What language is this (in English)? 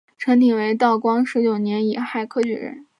Chinese